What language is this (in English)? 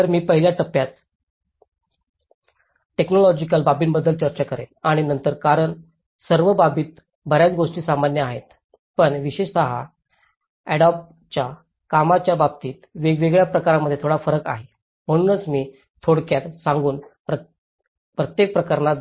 Marathi